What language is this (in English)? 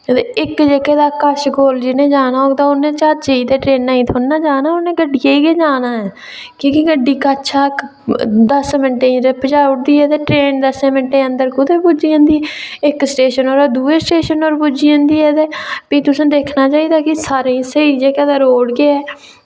Dogri